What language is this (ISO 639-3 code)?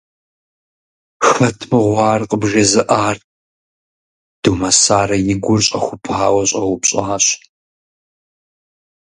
kbd